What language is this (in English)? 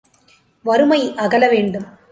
Tamil